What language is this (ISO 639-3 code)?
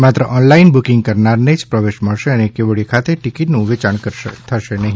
guj